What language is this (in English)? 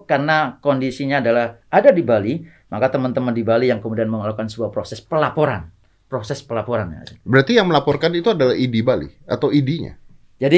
Indonesian